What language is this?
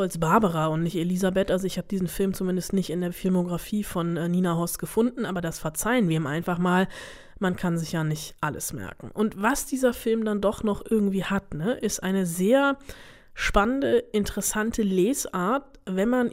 German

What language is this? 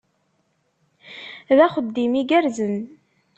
Kabyle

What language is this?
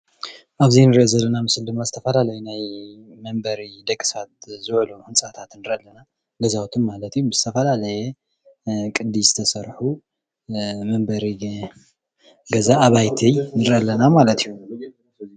Tigrinya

